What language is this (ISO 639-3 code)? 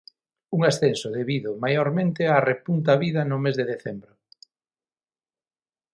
glg